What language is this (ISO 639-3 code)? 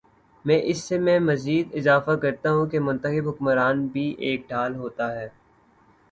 urd